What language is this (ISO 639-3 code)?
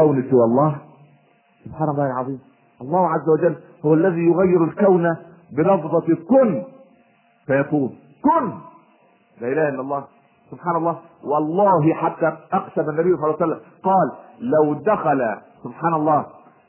ara